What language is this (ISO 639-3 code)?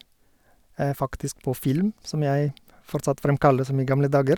nor